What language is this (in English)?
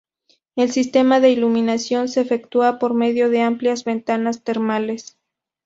Spanish